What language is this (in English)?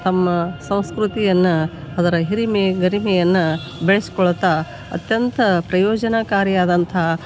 Kannada